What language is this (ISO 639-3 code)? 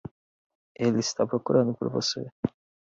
por